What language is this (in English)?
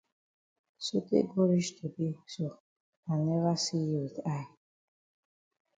Cameroon Pidgin